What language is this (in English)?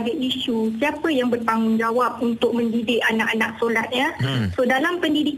Malay